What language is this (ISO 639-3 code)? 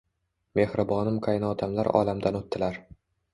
uzb